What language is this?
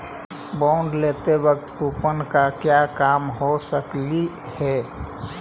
Magahi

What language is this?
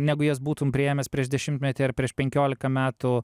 Lithuanian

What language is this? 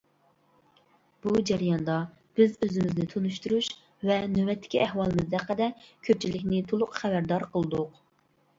Uyghur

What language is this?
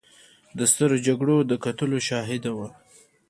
Pashto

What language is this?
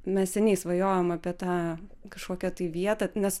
Lithuanian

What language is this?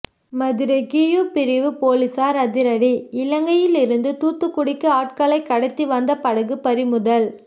Tamil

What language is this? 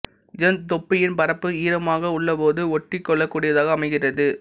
Tamil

